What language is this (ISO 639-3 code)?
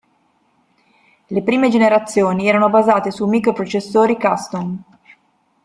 ita